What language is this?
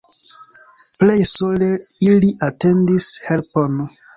Esperanto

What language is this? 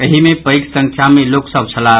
Maithili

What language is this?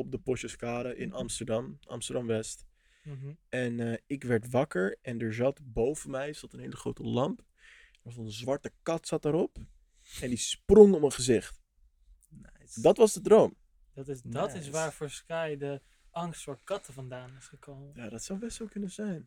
Dutch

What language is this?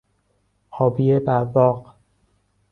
Persian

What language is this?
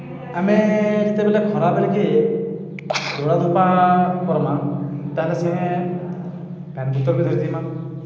Odia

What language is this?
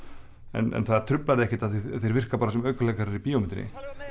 Icelandic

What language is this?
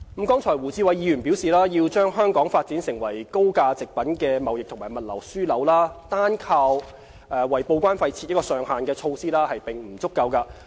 Cantonese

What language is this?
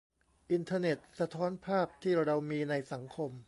Thai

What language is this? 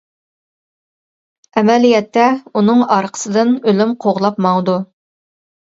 Uyghur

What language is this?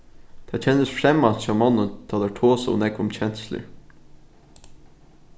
Faroese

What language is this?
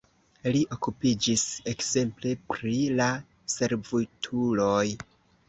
Esperanto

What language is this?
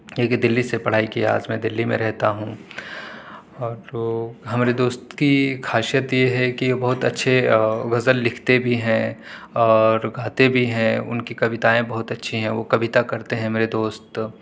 Urdu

